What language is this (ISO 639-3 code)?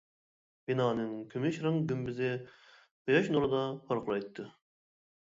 uig